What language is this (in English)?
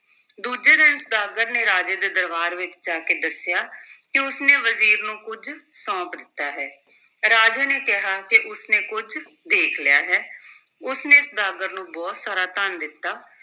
Punjabi